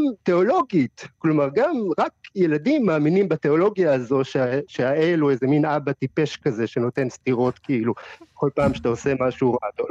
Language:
Hebrew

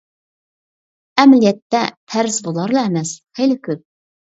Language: Uyghur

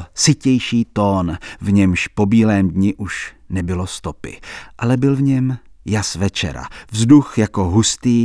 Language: Czech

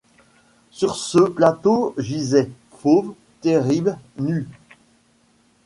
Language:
French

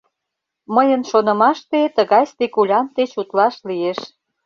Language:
Mari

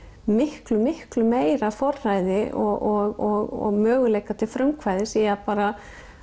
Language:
Icelandic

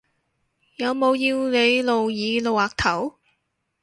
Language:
Cantonese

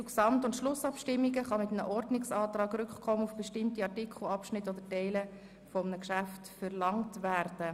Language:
Swiss German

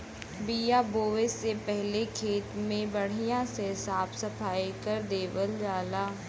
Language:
Bhojpuri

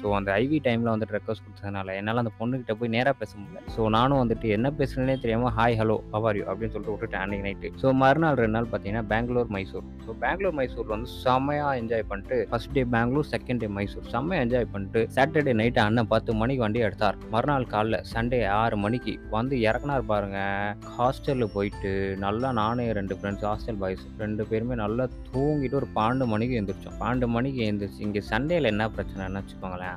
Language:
Tamil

